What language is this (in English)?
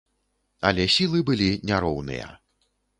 Belarusian